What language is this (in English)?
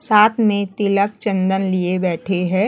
Hindi